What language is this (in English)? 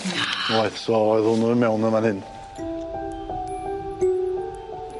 Welsh